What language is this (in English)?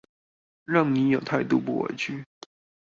Chinese